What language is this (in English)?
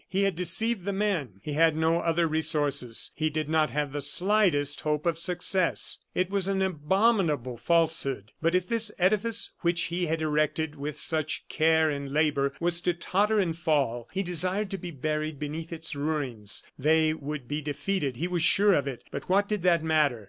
English